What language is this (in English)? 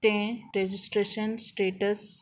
Konkani